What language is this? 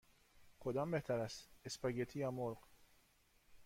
Persian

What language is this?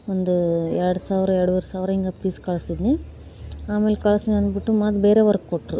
Kannada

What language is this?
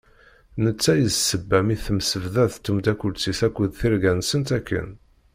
Kabyle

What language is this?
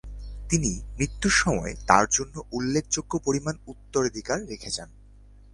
Bangla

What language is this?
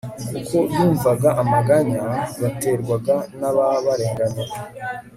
Kinyarwanda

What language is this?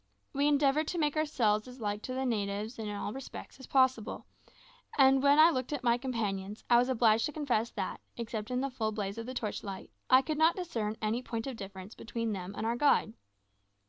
English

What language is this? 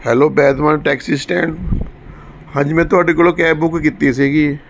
Punjabi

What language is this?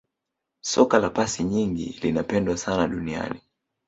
Swahili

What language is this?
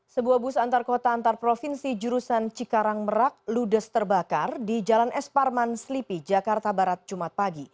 Indonesian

